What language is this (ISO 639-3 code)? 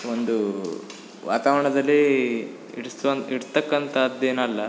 kan